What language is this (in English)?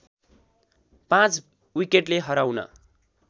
Nepali